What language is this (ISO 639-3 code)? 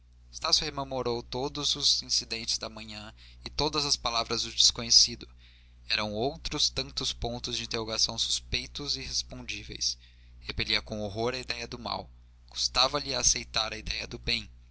por